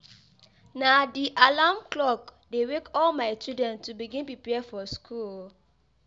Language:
Nigerian Pidgin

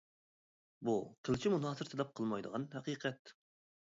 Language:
Uyghur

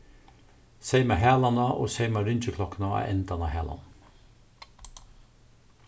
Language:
Faroese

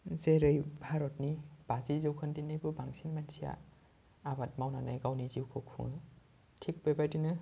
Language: Bodo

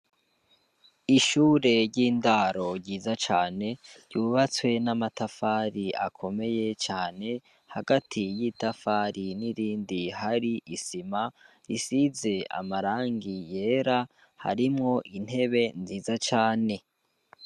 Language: Rundi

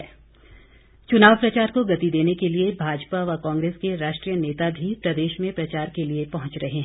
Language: Hindi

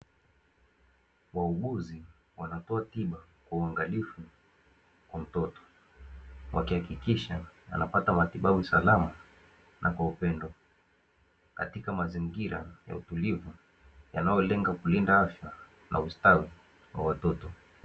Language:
Swahili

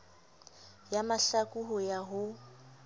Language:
Southern Sotho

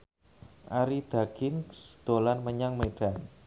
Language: Javanese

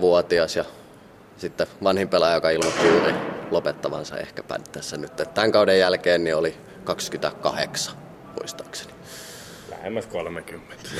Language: Finnish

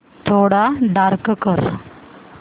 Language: Marathi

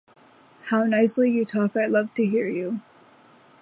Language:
English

